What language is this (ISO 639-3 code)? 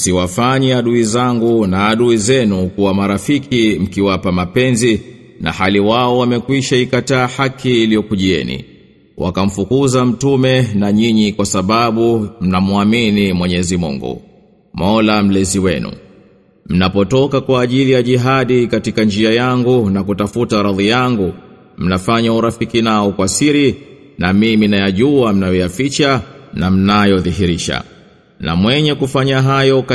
swa